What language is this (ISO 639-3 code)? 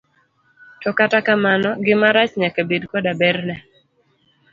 luo